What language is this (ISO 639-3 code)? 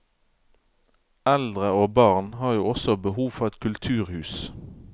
nor